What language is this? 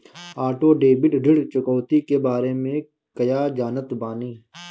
Bhojpuri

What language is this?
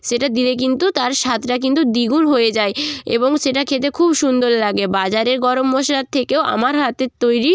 Bangla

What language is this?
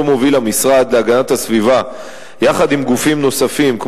Hebrew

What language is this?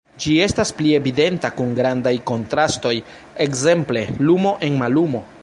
Esperanto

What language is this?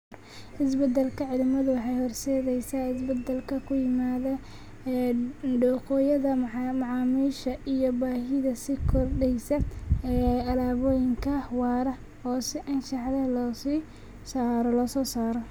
Somali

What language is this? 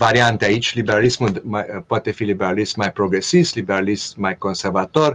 Romanian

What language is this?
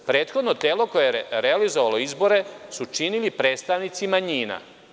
Serbian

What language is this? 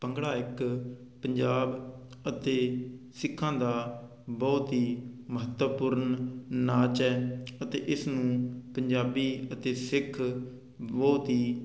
Punjabi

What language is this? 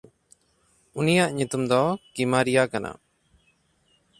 Santali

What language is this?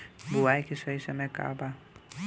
Bhojpuri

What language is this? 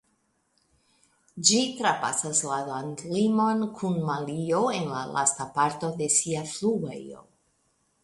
Esperanto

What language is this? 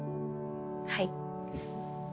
Japanese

